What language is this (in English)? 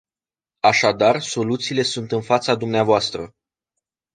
Romanian